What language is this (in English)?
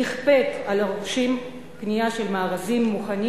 Hebrew